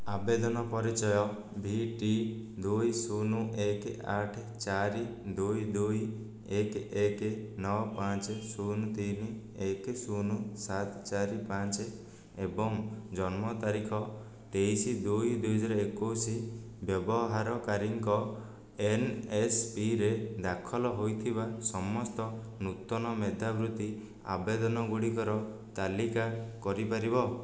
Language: Odia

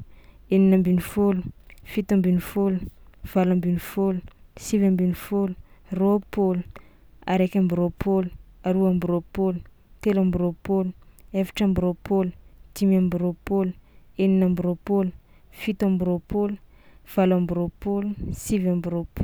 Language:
Tsimihety Malagasy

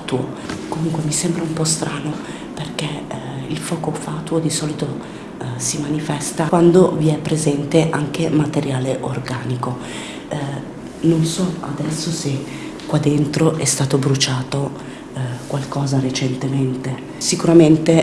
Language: Italian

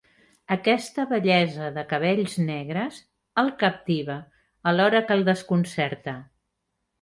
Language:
Catalan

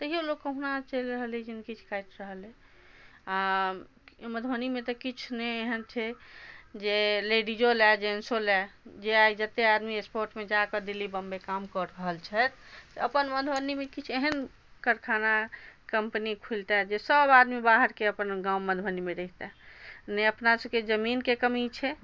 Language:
Maithili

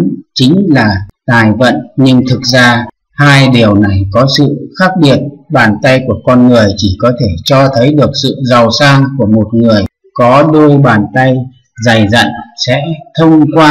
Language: Vietnamese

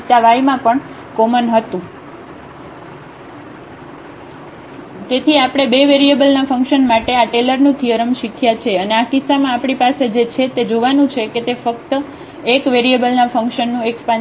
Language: Gujarati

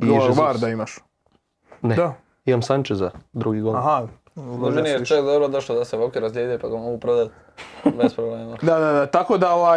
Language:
Croatian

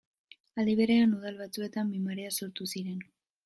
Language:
Basque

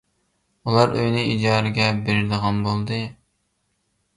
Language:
Uyghur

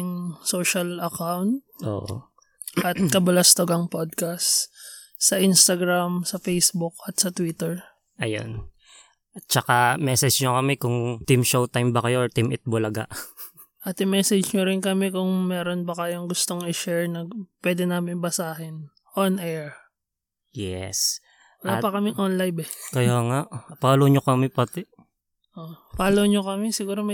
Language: Filipino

